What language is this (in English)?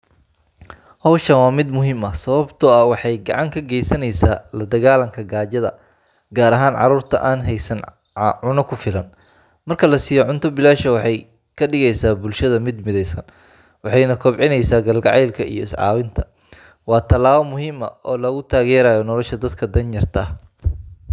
Somali